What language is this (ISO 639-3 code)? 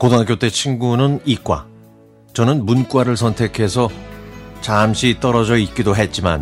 kor